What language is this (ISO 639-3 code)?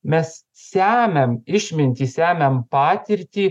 lit